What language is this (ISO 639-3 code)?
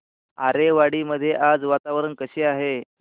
mar